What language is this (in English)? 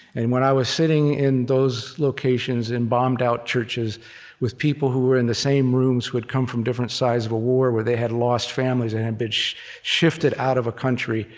English